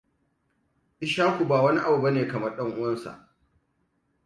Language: Hausa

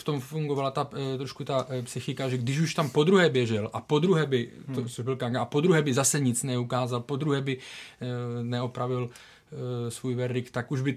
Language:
Czech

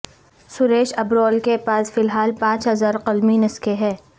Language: Urdu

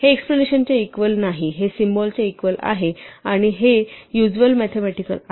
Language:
Marathi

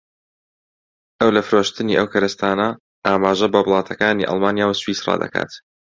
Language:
Central Kurdish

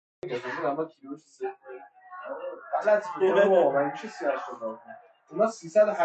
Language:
Persian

